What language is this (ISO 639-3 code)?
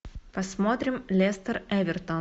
rus